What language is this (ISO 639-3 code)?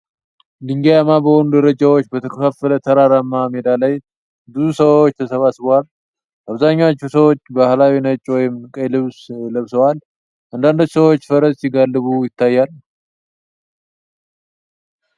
amh